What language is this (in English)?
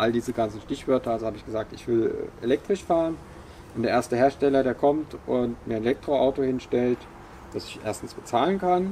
German